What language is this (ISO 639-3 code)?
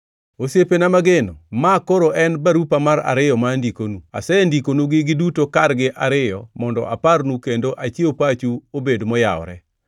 luo